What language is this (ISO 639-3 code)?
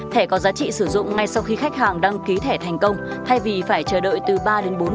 vie